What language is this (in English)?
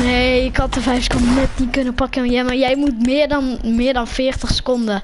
Dutch